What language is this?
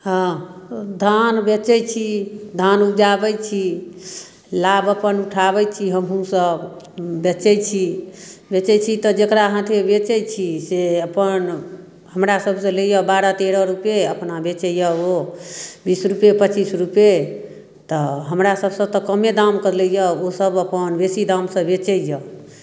Maithili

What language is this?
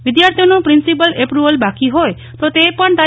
Gujarati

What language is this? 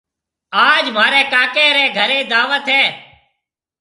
Marwari (Pakistan)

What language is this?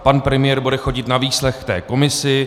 Czech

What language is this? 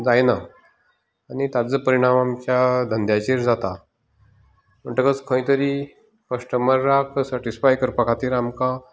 Konkani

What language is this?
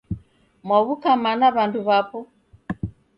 Taita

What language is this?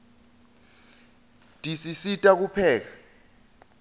Swati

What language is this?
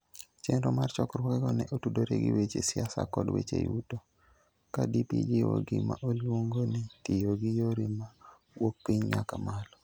Luo (Kenya and Tanzania)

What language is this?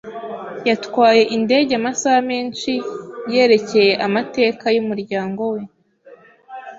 Kinyarwanda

